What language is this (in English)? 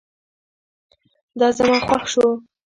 Pashto